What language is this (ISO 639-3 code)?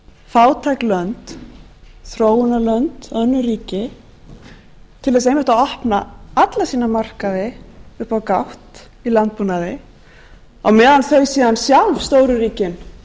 isl